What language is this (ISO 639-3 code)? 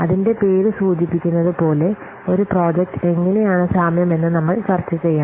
mal